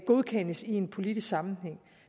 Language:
Danish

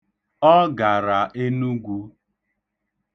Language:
Igbo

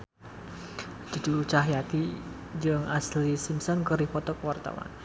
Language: Sundanese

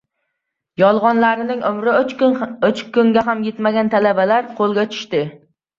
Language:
Uzbek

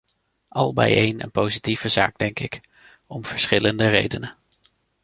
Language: Dutch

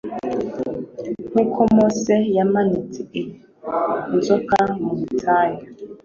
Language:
Kinyarwanda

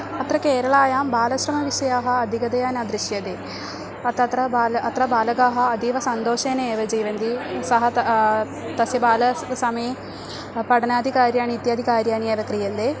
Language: Sanskrit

